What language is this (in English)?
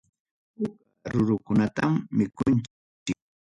Ayacucho Quechua